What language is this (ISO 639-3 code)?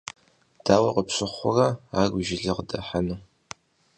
kbd